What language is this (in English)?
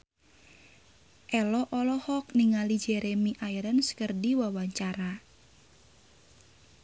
Sundanese